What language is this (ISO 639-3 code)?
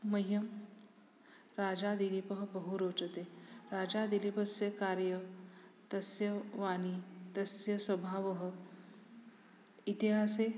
san